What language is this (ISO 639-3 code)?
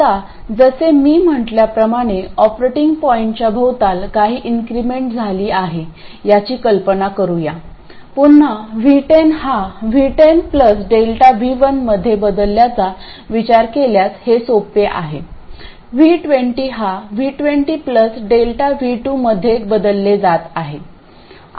mar